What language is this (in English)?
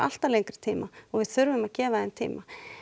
Icelandic